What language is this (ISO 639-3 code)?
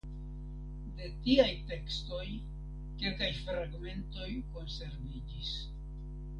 epo